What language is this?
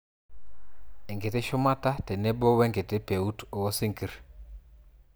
Masai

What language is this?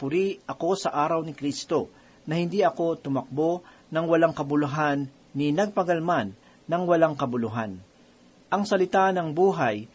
Filipino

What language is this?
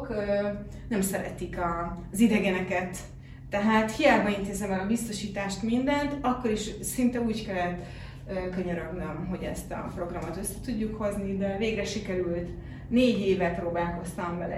Hungarian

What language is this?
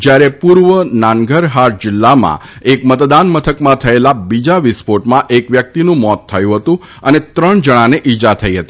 Gujarati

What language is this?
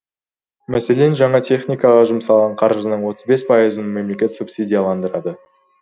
Kazakh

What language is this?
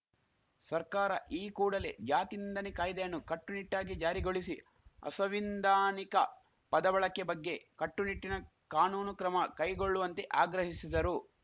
Kannada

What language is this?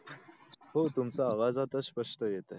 Marathi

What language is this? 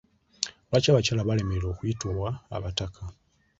Ganda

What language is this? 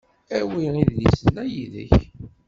Kabyle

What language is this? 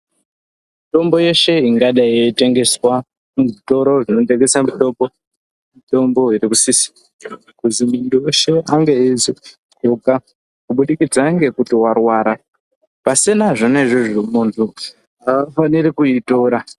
Ndau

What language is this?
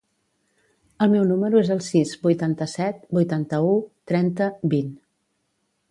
Catalan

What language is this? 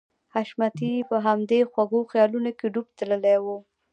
Pashto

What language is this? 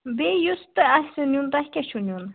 Kashmiri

